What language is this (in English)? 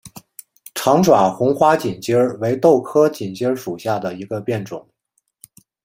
Chinese